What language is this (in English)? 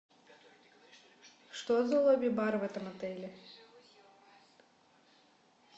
Russian